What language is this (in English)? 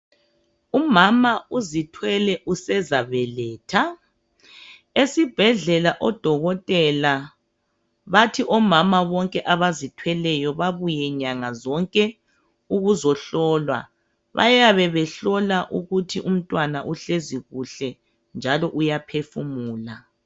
North Ndebele